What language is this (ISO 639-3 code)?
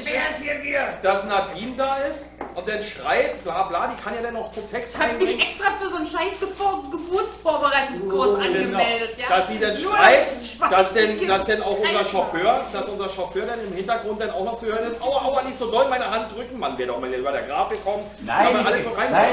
deu